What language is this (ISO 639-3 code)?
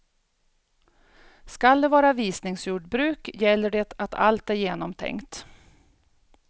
swe